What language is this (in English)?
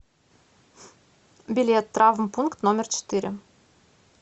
Russian